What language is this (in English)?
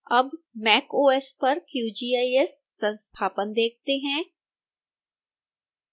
Hindi